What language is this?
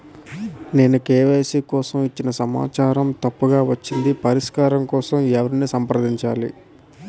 Telugu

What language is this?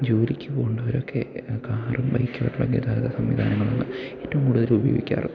Malayalam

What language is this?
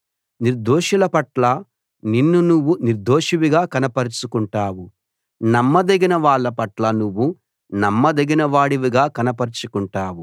Telugu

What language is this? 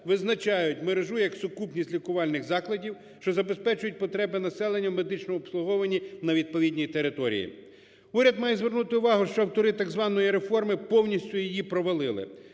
Ukrainian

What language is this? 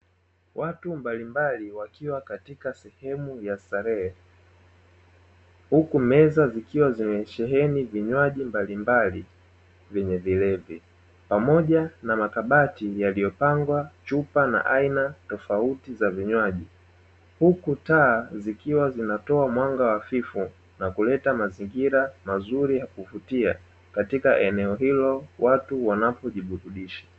Swahili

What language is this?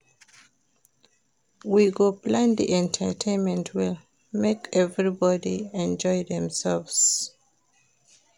Nigerian Pidgin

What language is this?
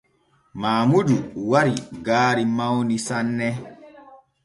Borgu Fulfulde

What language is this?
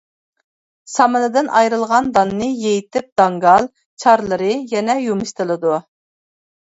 Uyghur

